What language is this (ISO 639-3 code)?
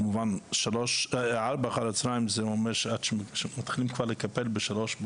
heb